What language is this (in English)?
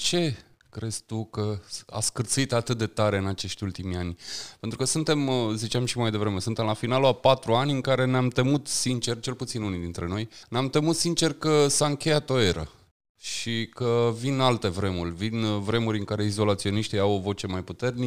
Romanian